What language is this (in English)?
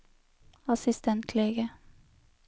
Norwegian